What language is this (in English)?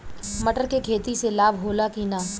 Bhojpuri